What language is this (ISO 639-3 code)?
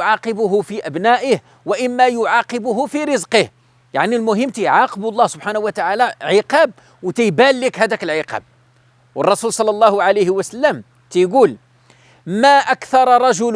ara